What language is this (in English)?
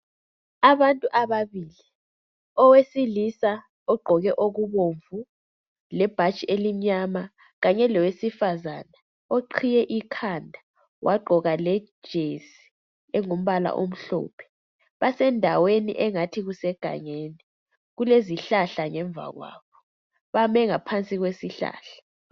North Ndebele